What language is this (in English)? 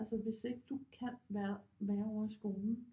Danish